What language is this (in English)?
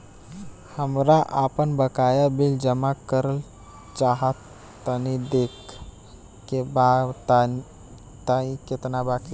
Bhojpuri